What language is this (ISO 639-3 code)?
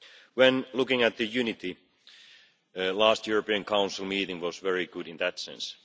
eng